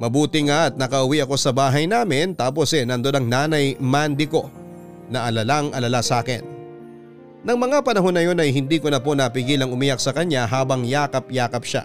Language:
Filipino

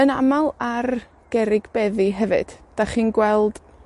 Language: Welsh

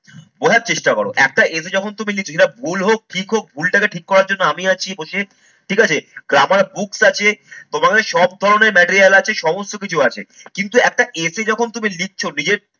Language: Bangla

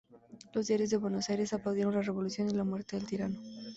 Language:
Spanish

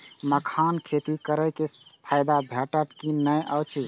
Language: Maithili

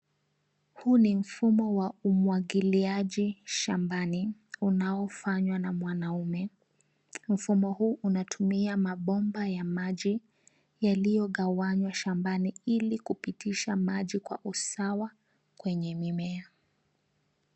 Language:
Swahili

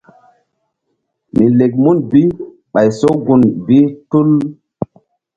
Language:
Mbum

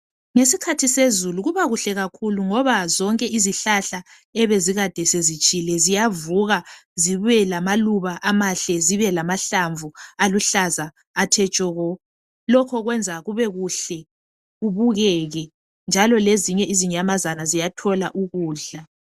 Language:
North Ndebele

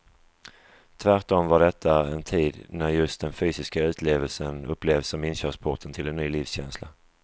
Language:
Swedish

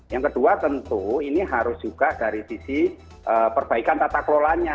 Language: Indonesian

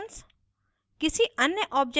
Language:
Hindi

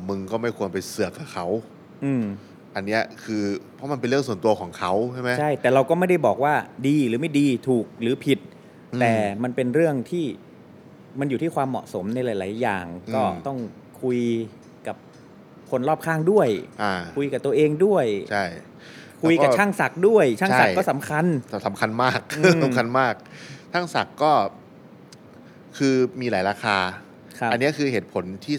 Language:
Thai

